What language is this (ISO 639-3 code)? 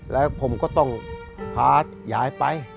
tha